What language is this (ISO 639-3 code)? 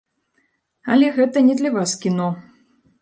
bel